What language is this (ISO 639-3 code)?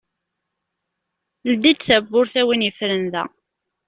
kab